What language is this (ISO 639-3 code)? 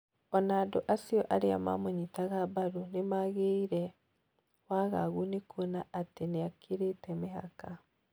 kik